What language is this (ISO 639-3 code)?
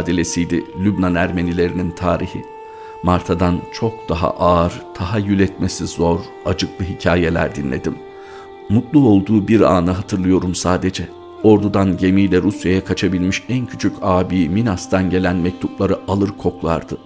tur